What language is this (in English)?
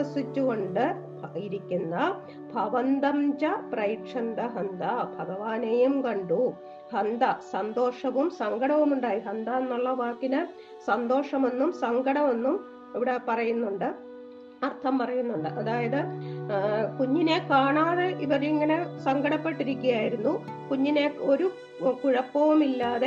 Malayalam